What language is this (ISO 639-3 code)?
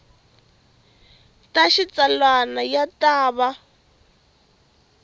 tso